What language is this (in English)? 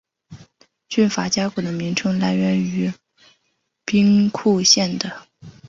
Chinese